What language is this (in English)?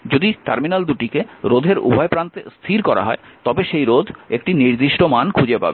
Bangla